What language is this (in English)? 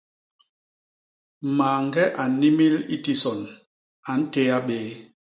Basaa